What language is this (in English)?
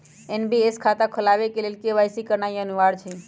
Magahi